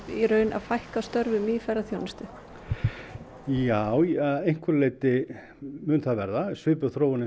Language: Icelandic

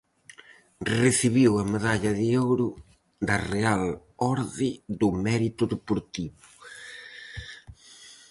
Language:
Galician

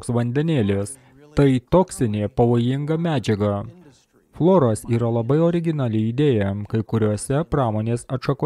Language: Lithuanian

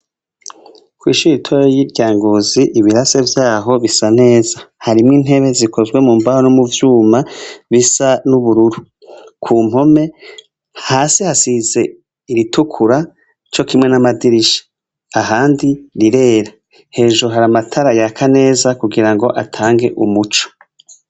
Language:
Rundi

